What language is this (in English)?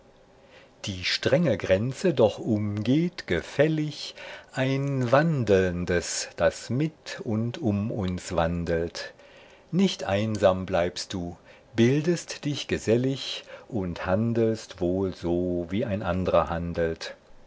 German